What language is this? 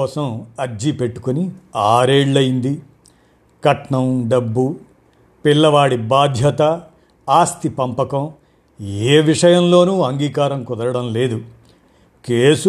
Telugu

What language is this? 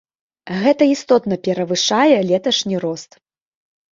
Belarusian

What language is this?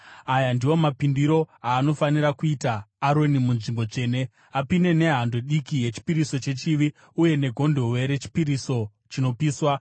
Shona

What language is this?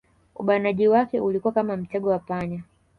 Swahili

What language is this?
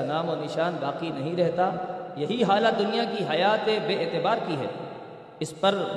Urdu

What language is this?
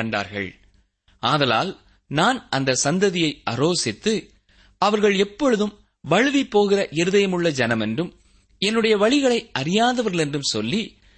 Tamil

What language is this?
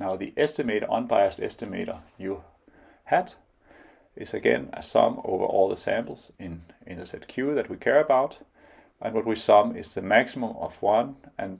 English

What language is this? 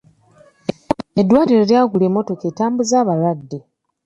Ganda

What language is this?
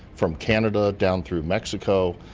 English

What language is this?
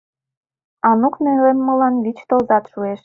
Mari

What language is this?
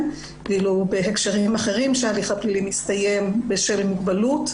Hebrew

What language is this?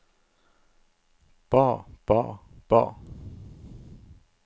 Norwegian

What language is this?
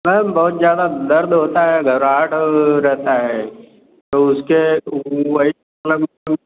Hindi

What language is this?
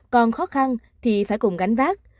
Vietnamese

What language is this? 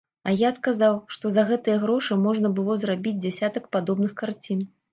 Belarusian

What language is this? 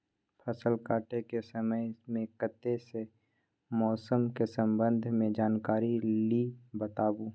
Maithili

